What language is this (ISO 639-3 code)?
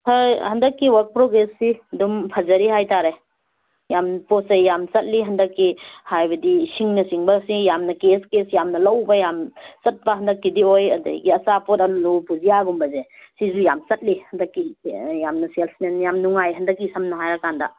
mni